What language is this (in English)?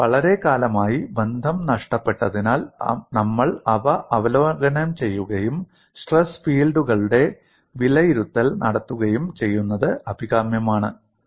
Malayalam